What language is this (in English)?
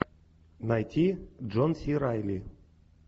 Russian